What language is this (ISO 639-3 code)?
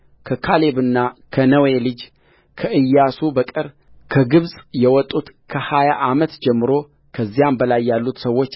amh